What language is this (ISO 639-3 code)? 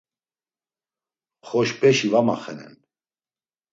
lzz